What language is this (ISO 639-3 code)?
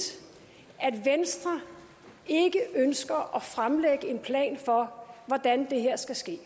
dan